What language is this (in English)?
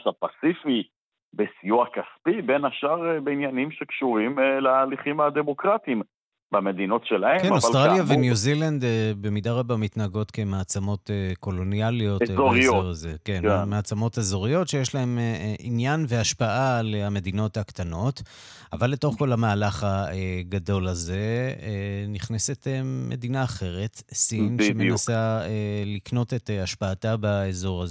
Hebrew